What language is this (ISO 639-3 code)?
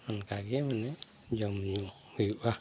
sat